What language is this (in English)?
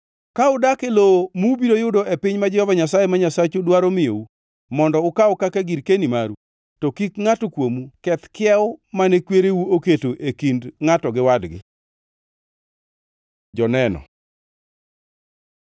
Luo (Kenya and Tanzania)